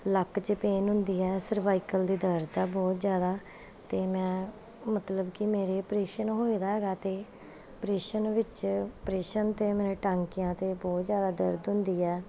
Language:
Punjabi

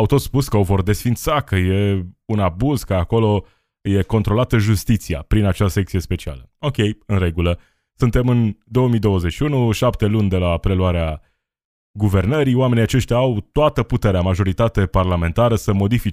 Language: Romanian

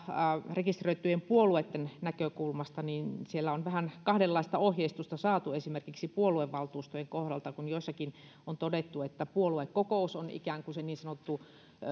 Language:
Finnish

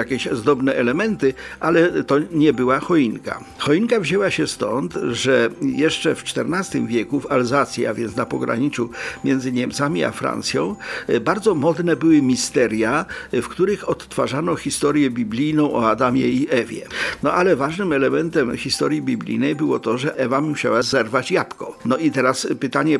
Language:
Polish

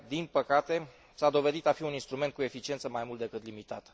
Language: Romanian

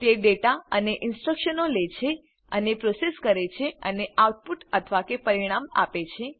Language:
Gujarati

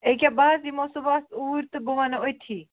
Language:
Kashmiri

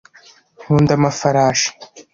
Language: Kinyarwanda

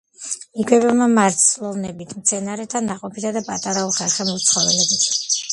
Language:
Georgian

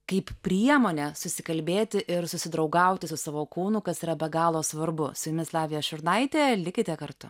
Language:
Lithuanian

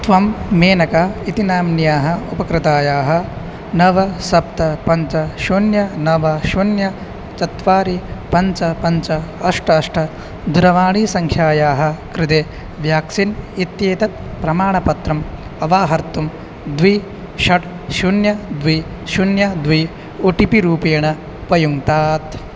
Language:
Sanskrit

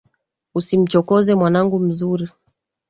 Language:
Swahili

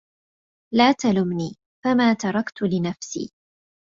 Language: Arabic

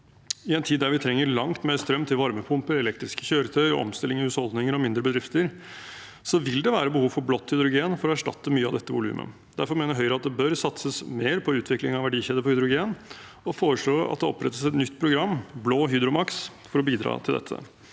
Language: Norwegian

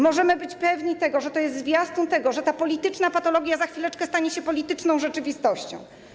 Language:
Polish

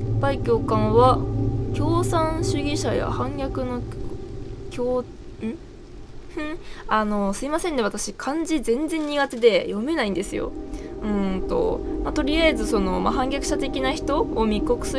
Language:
Japanese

